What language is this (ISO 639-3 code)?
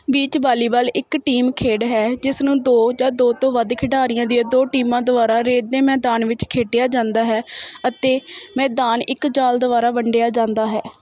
pan